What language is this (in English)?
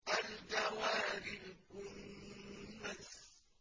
Arabic